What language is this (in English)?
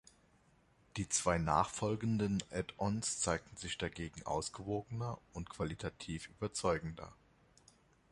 German